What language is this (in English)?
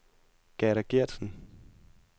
Danish